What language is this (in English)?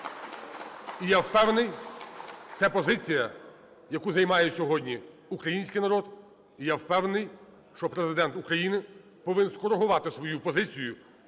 Ukrainian